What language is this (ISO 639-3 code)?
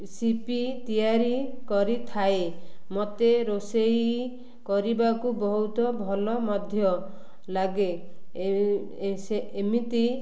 ori